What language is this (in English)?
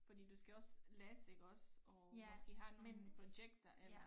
Danish